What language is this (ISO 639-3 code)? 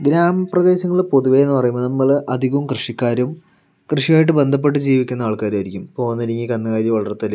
mal